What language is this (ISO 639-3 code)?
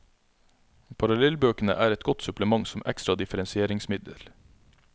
nor